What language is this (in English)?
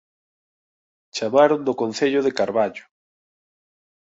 Galician